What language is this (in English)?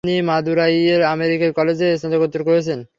Bangla